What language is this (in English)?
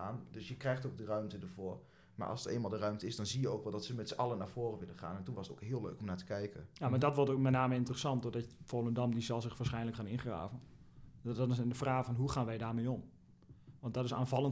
Dutch